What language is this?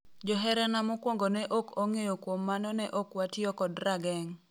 Luo (Kenya and Tanzania)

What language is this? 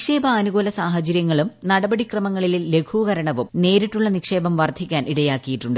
Malayalam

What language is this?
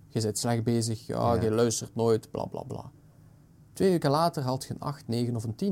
Dutch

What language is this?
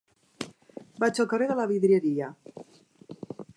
Catalan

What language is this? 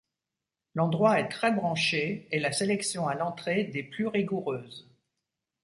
French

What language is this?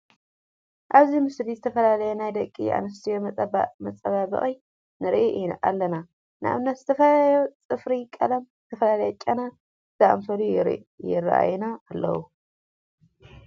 Tigrinya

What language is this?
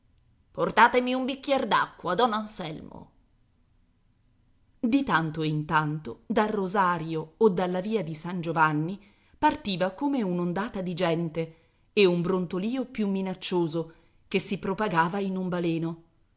Italian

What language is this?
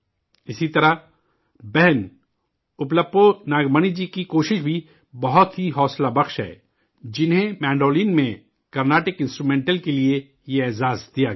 Urdu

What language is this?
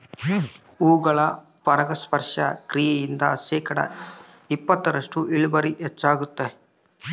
Kannada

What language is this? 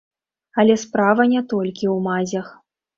Belarusian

